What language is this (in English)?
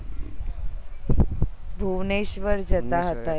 Gujarati